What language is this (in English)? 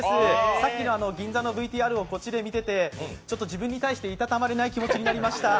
Japanese